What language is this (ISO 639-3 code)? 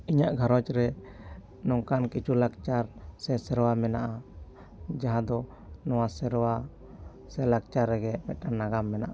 sat